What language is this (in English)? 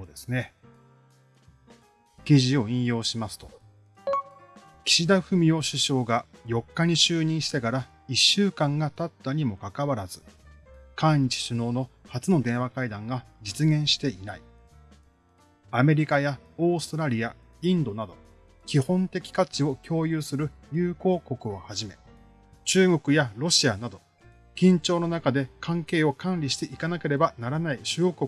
Japanese